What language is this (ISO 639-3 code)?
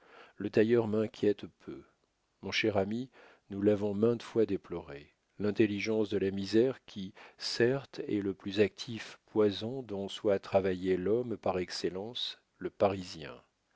fra